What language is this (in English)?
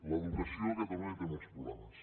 Catalan